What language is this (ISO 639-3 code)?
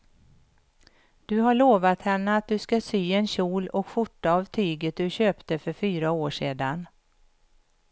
swe